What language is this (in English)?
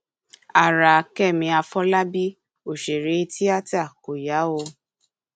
Yoruba